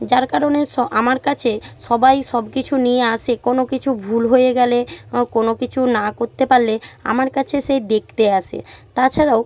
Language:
Bangla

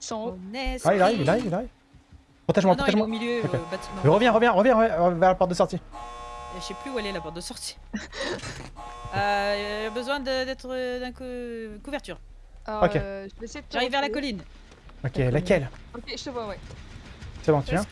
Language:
French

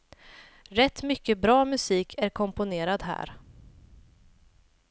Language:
Swedish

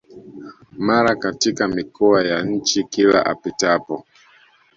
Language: Swahili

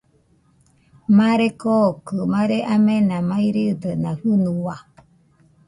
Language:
Nüpode Huitoto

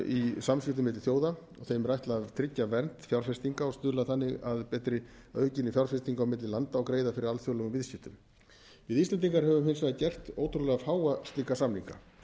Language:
Icelandic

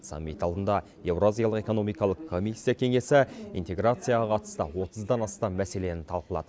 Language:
Kazakh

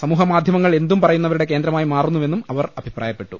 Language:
Malayalam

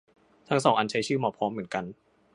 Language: Thai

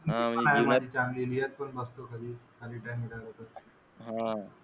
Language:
Marathi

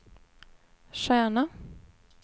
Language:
Swedish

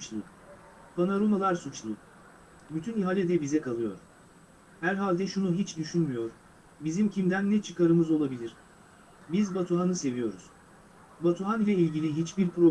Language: Turkish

